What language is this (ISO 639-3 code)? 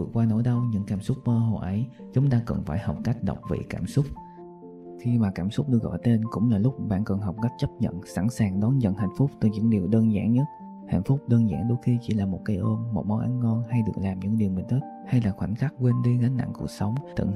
vie